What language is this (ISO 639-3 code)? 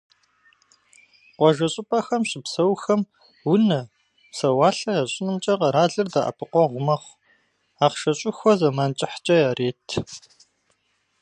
kbd